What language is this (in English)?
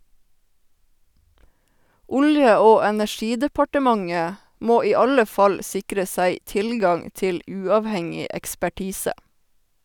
Norwegian